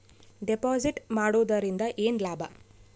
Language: Kannada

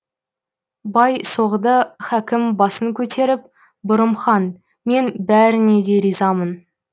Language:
Kazakh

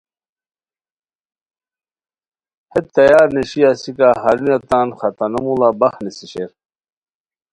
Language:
Khowar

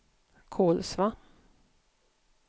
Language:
Swedish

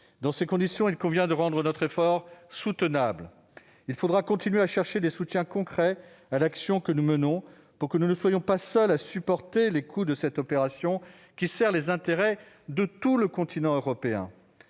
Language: French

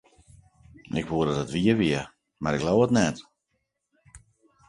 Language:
Western Frisian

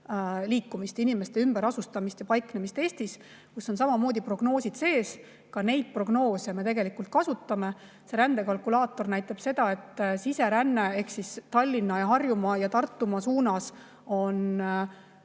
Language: Estonian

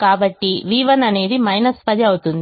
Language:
Telugu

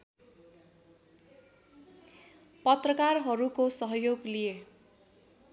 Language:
Nepali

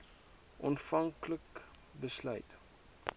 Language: Afrikaans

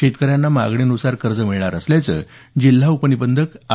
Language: Marathi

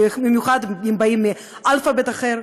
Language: Hebrew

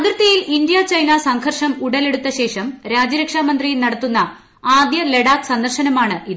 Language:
Malayalam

